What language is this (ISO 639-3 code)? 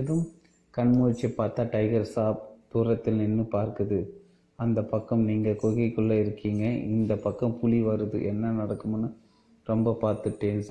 tam